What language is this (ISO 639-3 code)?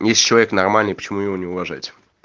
rus